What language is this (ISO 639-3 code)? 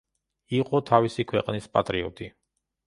kat